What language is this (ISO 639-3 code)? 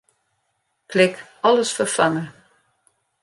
fry